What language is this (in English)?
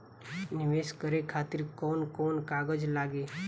Bhojpuri